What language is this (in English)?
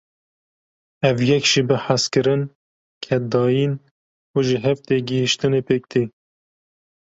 Kurdish